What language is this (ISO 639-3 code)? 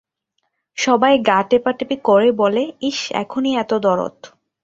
ben